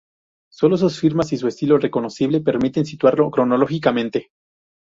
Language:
Spanish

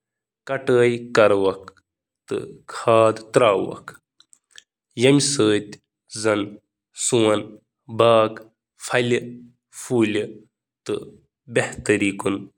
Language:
Kashmiri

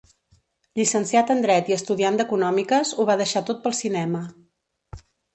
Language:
Catalan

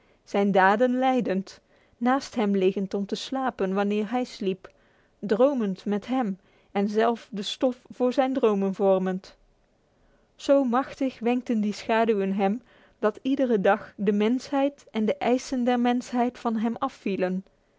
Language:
Dutch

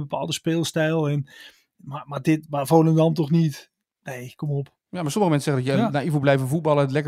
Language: Dutch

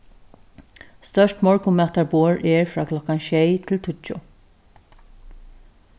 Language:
Faroese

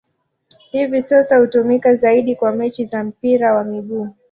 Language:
Swahili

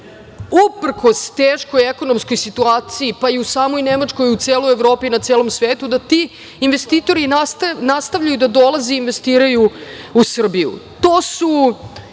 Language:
Serbian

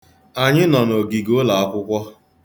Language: Igbo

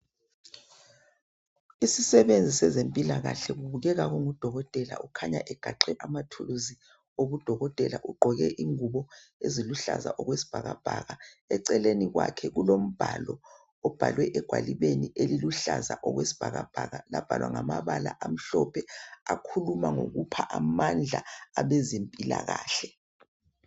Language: North Ndebele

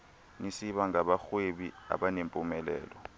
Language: Xhosa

